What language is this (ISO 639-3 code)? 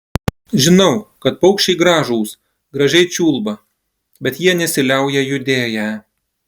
lit